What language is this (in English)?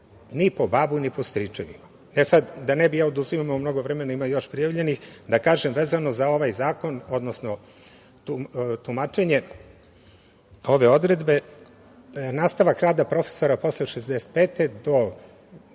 Serbian